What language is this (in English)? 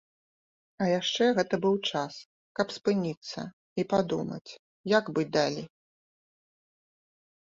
Belarusian